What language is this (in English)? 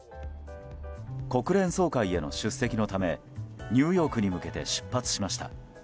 Japanese